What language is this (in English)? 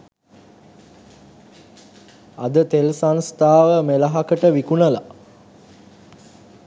Sinhala